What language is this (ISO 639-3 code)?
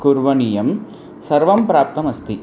san